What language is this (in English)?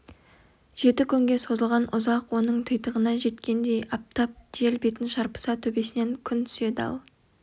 Kazakh